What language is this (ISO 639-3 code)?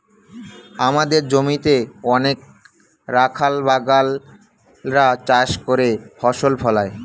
ben